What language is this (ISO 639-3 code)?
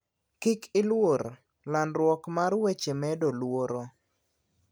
luo